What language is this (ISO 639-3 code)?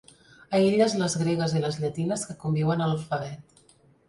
cat